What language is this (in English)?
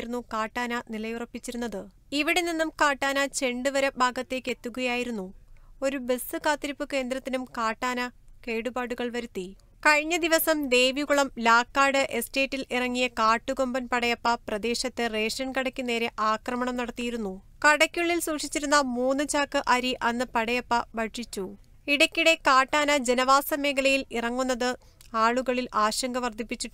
Arabic